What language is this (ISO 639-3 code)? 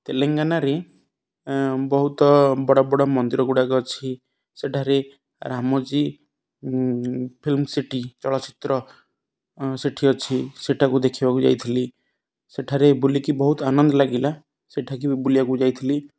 ori